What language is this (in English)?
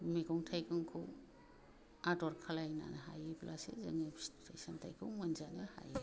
Bodo